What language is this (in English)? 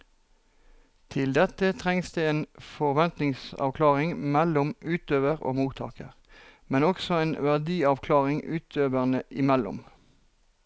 Norwegian